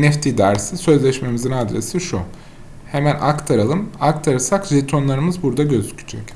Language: Turkish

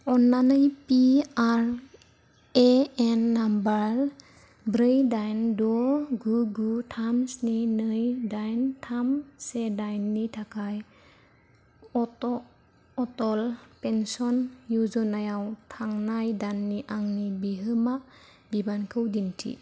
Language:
Bodo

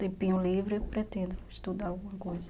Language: Portuguese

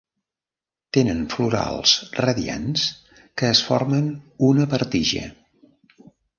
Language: Catalan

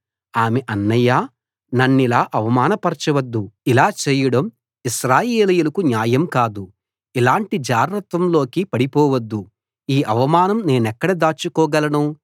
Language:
Telugu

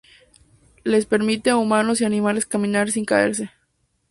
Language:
Spanish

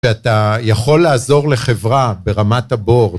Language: Hebrew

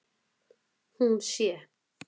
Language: Icelandic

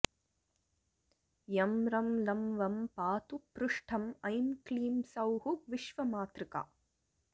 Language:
Sanskrit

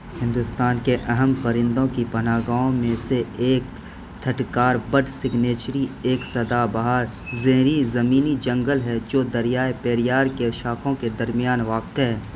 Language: Urdu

